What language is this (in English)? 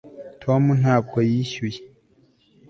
Kinyarwanda